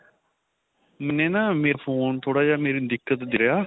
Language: Punjabi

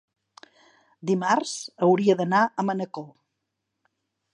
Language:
Catalan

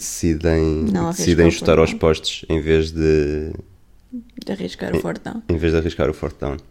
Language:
Portuguese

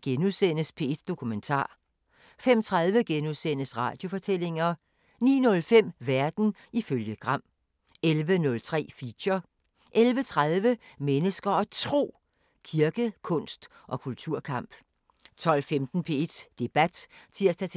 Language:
Danish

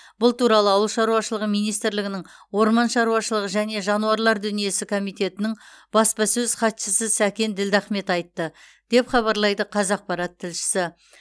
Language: Kazakh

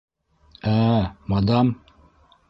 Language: Bashkir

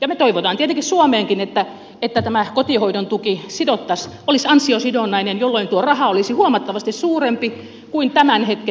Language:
Finnish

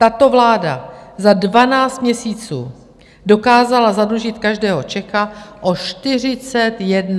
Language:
Czech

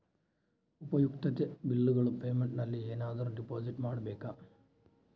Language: Kannada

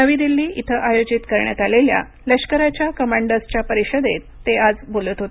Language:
Marathi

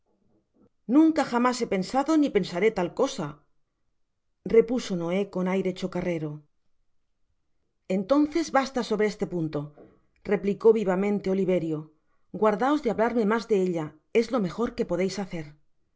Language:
Spanish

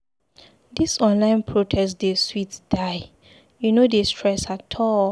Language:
Nigerian Pidgin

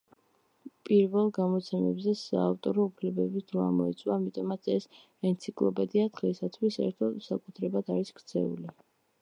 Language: Georgian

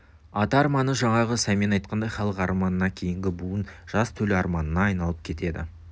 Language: Kazakh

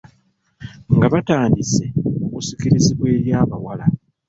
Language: Ganda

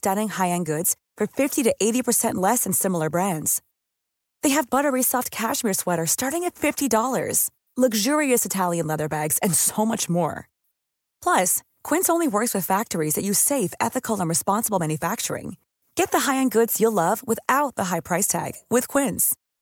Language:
Filipino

